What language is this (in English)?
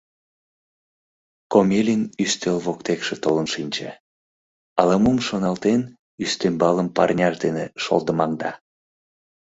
Mari